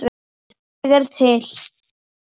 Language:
Icelandic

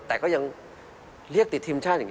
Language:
Thai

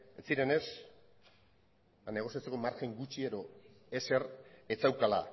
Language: Basque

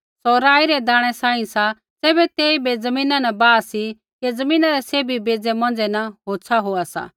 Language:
Kullu Pahari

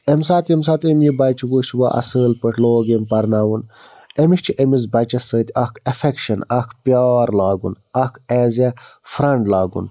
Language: Kashmiri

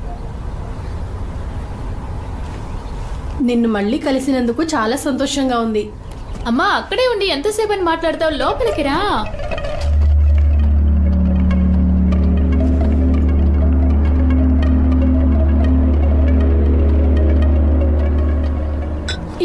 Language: Telugu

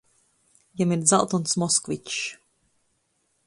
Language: Latgalian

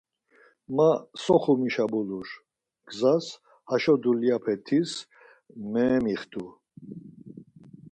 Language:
Laz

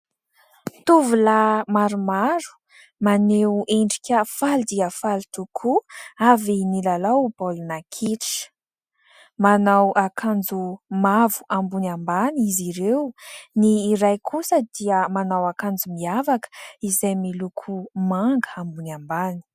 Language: Malagasy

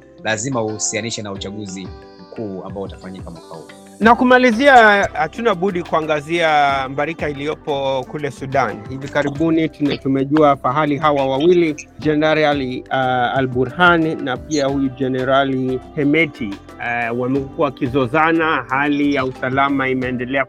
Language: Swahili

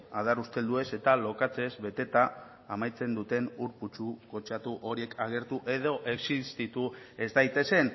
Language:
Basque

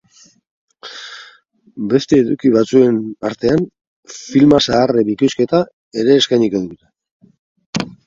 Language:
Basque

